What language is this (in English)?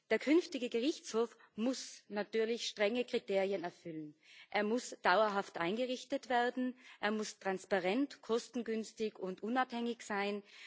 German